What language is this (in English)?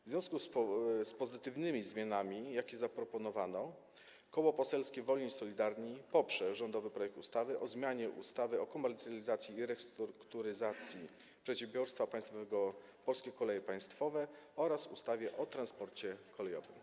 Polish